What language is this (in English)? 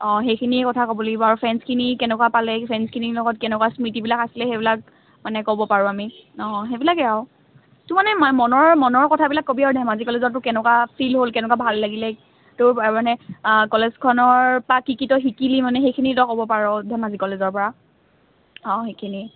Assamese